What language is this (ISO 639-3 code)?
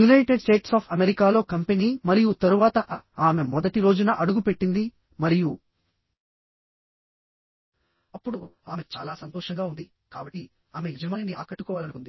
tel